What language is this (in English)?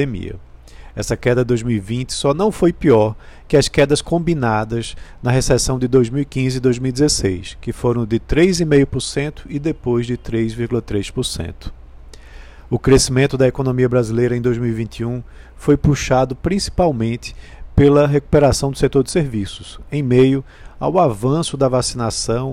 Portuguese